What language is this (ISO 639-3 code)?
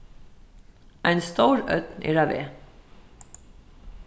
fao